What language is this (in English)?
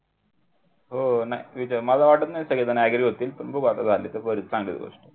Marathi